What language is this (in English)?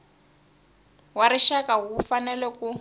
Tsonga